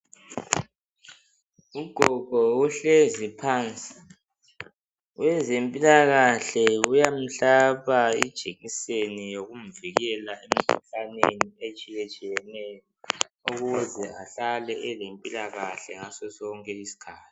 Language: North Ndebele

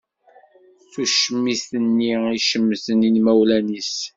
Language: Kabyle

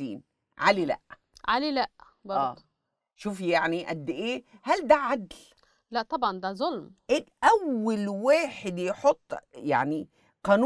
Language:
Arabic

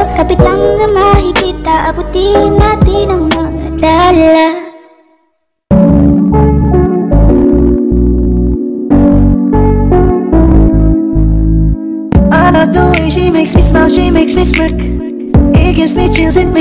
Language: English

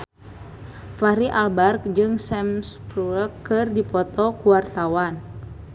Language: Sundanese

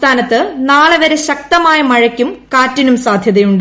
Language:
Malayalam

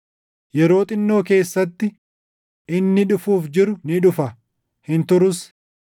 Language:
Oromo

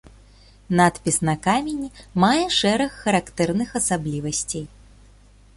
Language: Belarusian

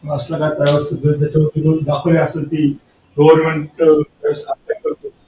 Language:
Marathi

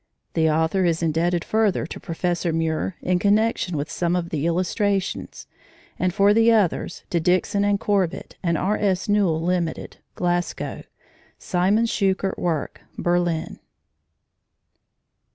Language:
English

